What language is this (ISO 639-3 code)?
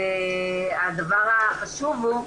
heb